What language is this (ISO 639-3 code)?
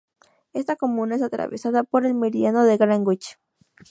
spa